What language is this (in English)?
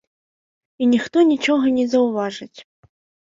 Belarusian